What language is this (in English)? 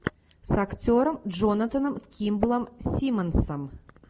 Russian